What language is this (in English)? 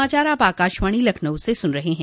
Hindi